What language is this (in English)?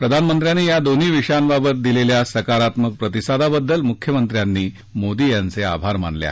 Marathi